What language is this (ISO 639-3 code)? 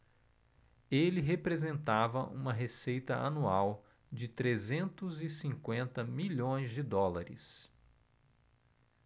por